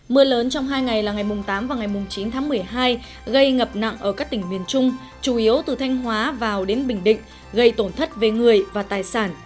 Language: Vietnamese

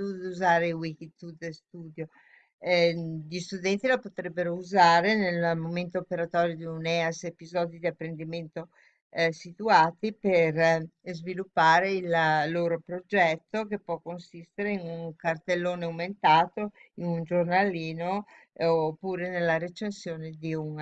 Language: Italian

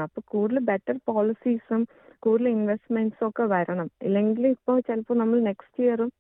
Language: Malayalam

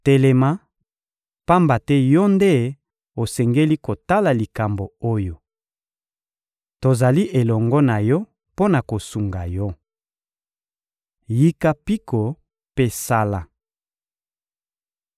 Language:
Lingala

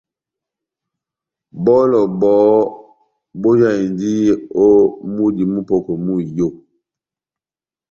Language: Batanga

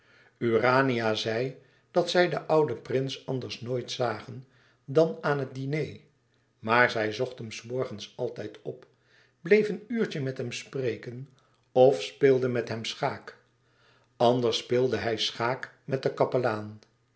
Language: Dutch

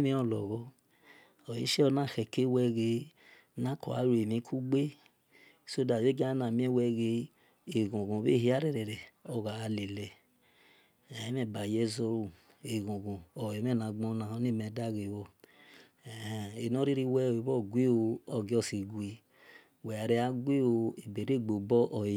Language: Esan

